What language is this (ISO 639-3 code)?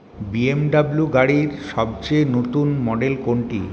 ben